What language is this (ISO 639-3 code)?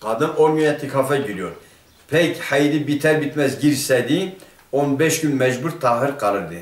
tur